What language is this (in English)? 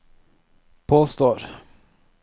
Norwegian